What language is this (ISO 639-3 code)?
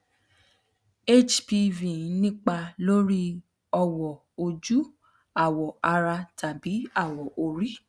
yor